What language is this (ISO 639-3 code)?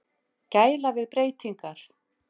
isl